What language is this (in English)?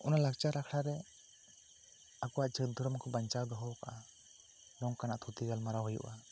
Santali